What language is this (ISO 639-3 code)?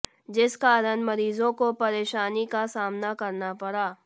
hin